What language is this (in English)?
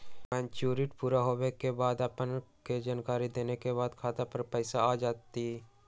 Magahi